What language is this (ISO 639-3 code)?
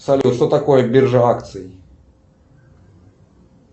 rus